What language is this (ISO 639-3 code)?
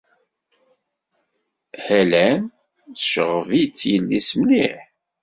kab